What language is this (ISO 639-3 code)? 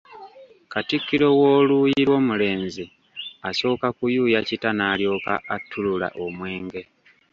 lug